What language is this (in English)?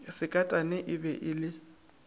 Northern Sotho